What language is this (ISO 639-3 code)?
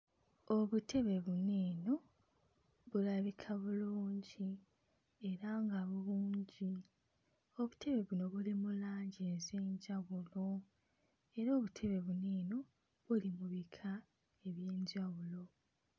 lug